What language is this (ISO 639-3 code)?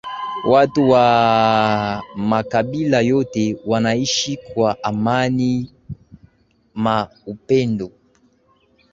swa